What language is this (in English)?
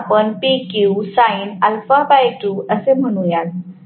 Marathi